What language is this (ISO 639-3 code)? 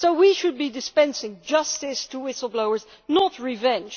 eng